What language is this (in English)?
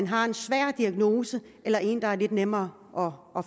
Danish